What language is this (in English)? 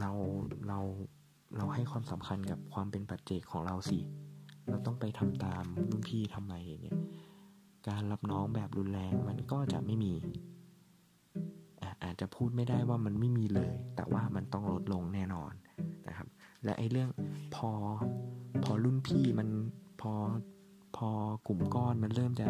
Thai